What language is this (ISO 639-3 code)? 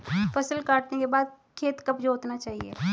hin